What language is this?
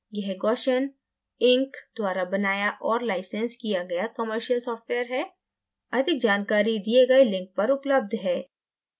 Hindi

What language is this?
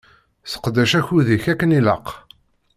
Kabyle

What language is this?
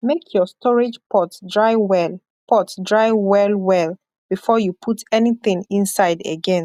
Nigerian Pidgin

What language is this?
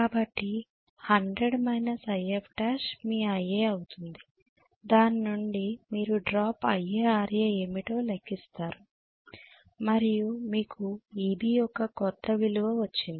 Telugu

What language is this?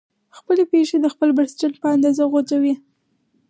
Pashto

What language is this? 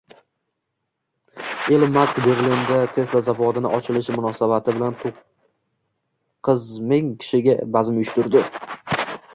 Uzbek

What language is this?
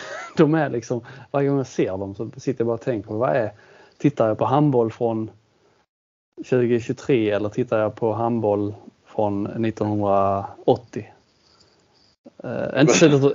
Swedish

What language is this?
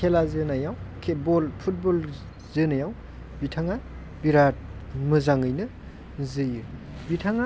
Bodo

